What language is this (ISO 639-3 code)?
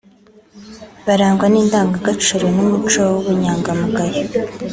kin